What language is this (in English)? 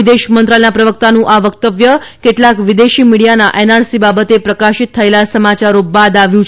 Gujarati